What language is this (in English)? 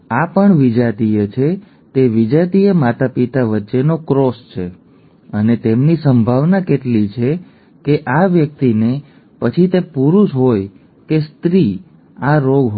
Gujarati